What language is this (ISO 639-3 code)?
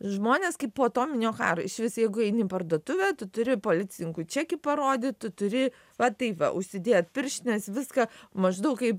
lit